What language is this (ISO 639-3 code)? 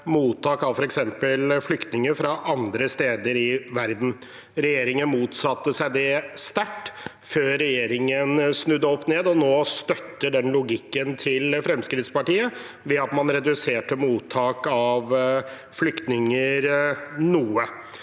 nor